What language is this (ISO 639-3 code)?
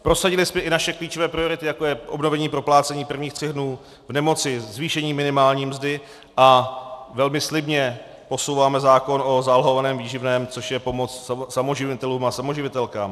ces